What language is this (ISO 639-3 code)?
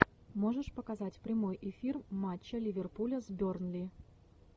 rus